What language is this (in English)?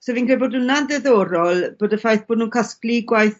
Welsh